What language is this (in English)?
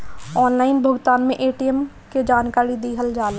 Bhojpuri